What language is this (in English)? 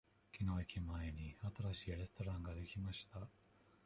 Japanese